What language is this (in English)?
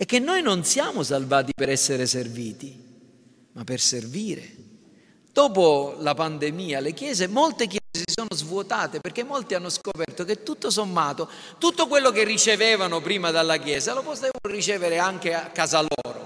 Italian